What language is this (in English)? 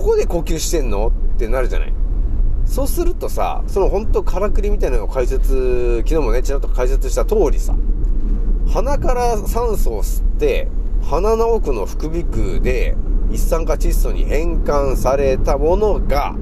Japanese